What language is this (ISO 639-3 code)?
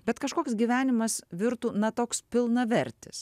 lit